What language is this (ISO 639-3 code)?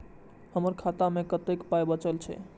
mai